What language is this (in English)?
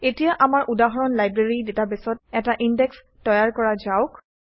Assamese